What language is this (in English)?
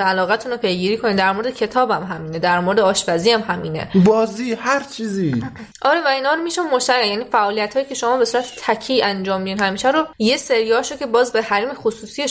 Persian